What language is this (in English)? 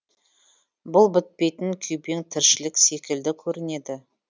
Kazakh